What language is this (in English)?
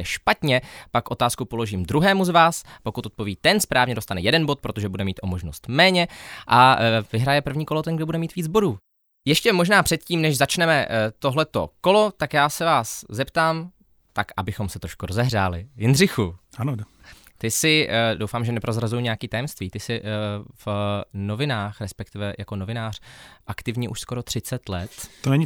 Czech